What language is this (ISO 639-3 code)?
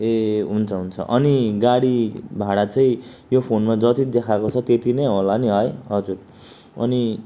nep